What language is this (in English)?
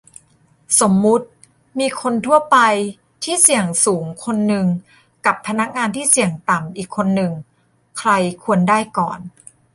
Thai